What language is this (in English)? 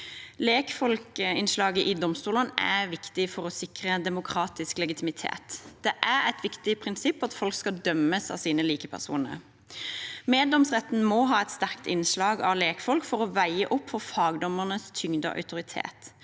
Norwegian